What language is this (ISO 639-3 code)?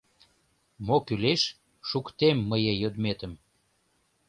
chm